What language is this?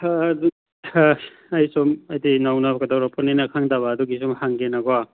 Manipuri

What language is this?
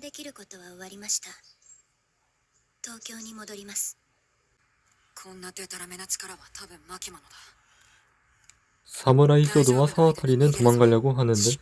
Korean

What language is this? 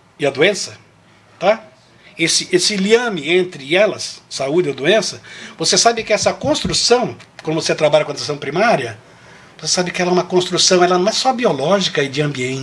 Portuguese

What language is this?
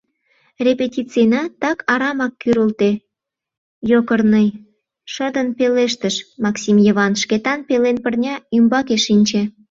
Mari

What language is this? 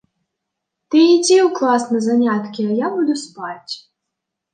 Belarusian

